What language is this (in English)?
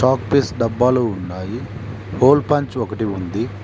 Telugu